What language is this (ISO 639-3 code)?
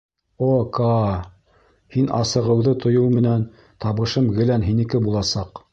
bak